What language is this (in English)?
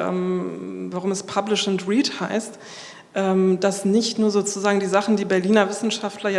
German